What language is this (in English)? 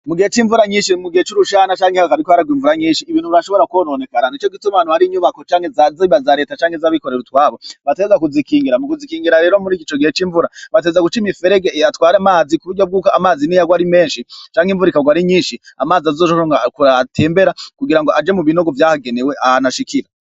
Rundi